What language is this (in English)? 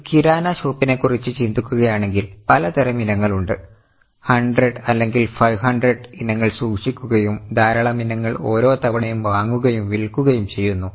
Malayalam